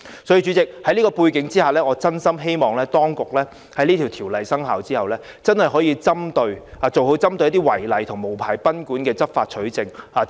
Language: Cantonese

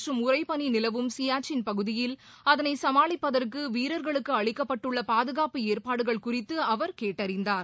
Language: Tamil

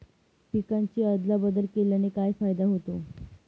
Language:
Marathi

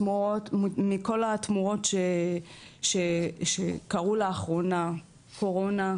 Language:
Hebrew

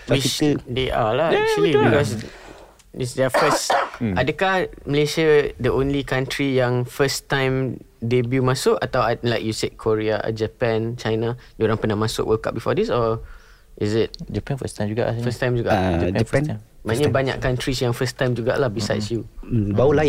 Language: Malay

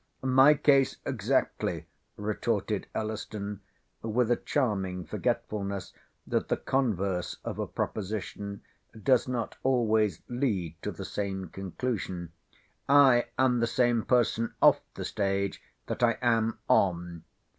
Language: English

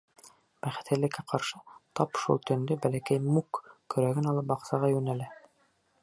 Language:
Bashkir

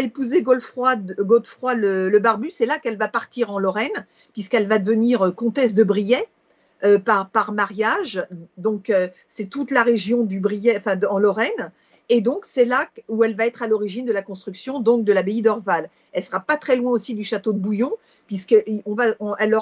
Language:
French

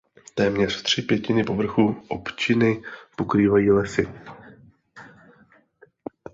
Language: Czech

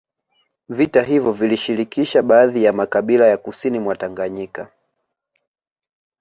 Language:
Swahili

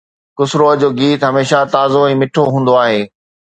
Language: Sindhi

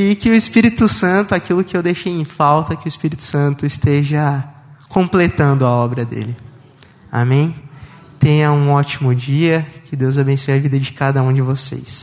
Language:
Portuguese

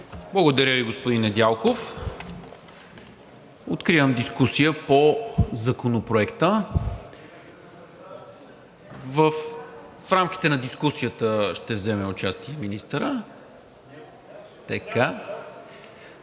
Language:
Bulgarian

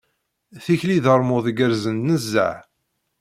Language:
Kabyle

